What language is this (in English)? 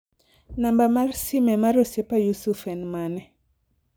Luo (Kenya and Tanzania)